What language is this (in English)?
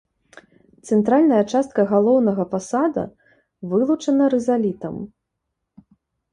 Belarusian